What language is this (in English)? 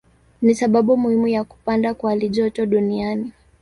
Swahili